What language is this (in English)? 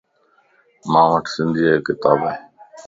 Lasi